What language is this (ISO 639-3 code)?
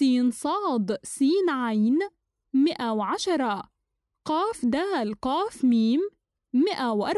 ara